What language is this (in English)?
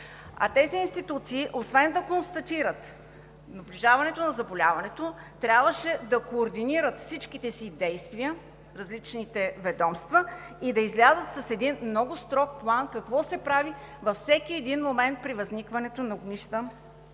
Bulgarian